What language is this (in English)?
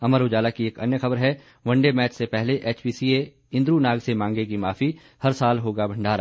Hindi